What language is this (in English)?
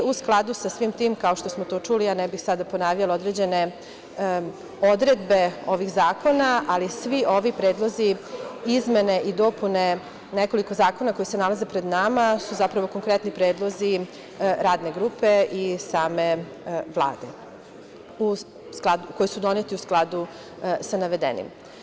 Serbian